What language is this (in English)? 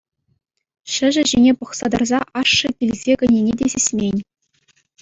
Chuvash